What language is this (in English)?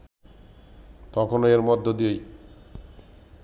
Bangla